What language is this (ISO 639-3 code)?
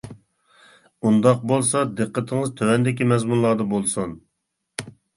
uig